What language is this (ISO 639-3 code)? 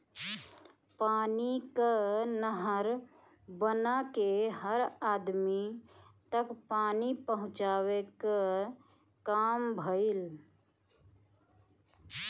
bho